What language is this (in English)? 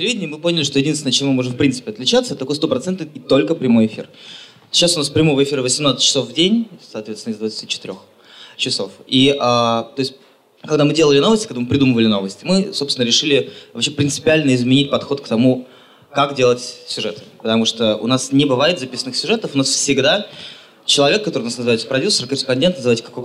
Russian